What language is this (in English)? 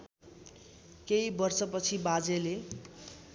Nepali